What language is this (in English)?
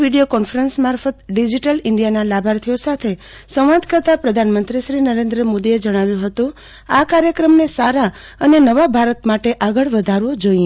Gujarati